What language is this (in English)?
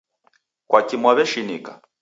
Taita